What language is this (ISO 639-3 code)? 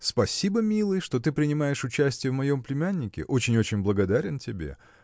rus